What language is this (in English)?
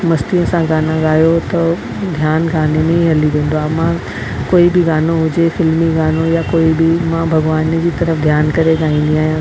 Sindhi